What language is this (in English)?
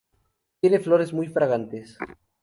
Spanish